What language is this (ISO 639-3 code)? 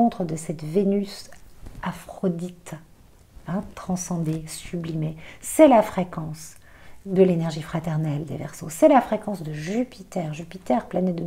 fra